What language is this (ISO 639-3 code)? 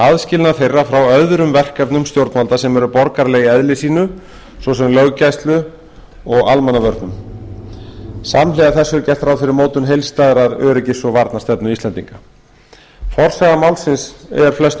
isl